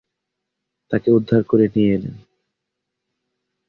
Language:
Bangla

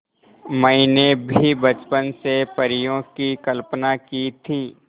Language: Hindi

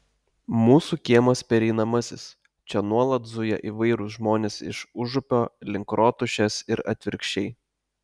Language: Lithuanian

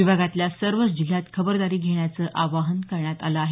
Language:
Marathi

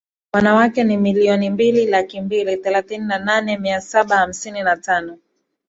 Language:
Swahili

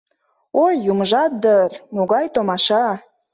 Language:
Mari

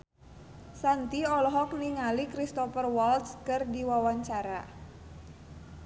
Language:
Sundanese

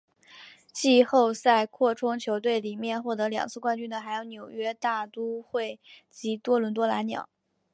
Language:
Chinese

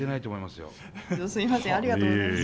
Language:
Japanese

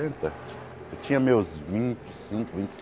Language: Portuguese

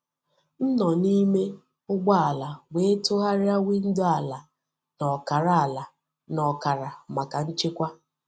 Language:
Igbo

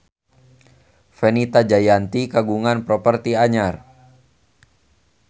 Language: Sundanese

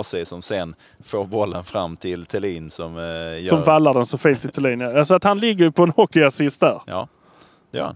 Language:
Swedish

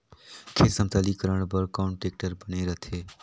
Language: Chhattisgarhi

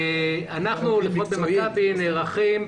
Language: Hebrew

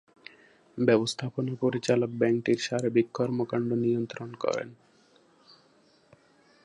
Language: Bangla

